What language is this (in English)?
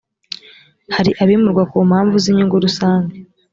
Kinyarwanda